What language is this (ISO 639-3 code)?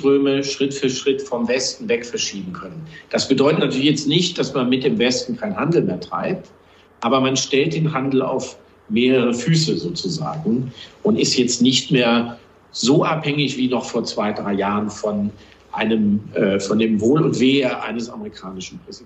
deu